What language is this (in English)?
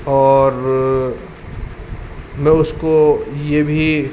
Urdu